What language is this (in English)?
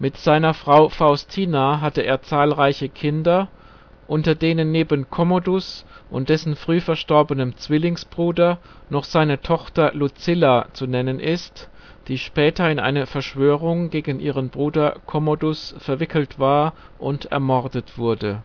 German